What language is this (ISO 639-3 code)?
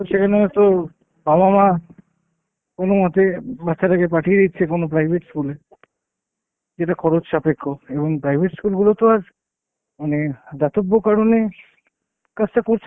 ben